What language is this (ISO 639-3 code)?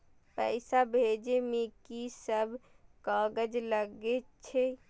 mai